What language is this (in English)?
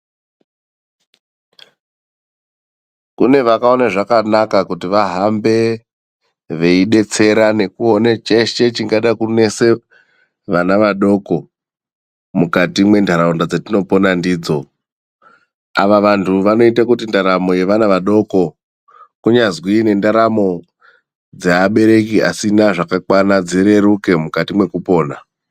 Ndau